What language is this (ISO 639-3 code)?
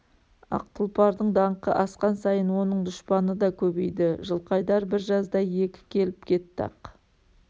kaz